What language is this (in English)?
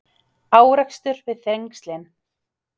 Icelandic